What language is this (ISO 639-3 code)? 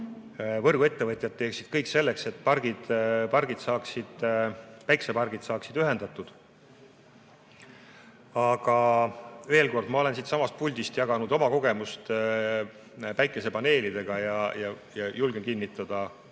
est